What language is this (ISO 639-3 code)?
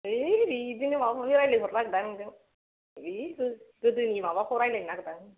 brx